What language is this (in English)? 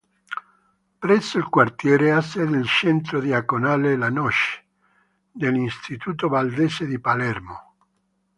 Italian